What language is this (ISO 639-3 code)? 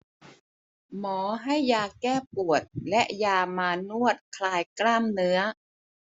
tha